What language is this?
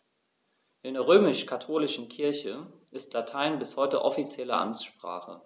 German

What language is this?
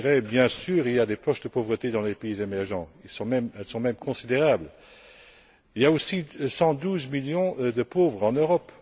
French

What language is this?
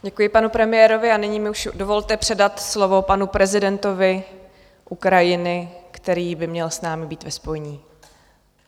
Czech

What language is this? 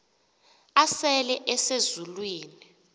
Xhosa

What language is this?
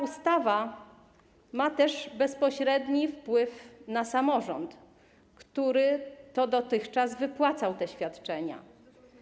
Polish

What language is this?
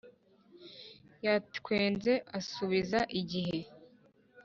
Kinyarwanda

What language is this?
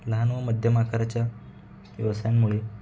Marathi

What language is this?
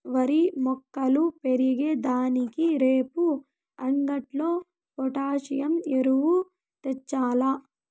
Telugu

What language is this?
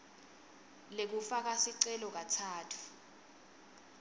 Swati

